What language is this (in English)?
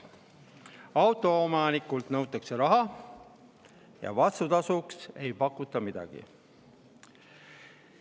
Estonian